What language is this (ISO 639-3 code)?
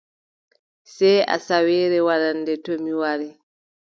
fub